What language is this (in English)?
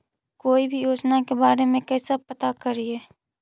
Magahi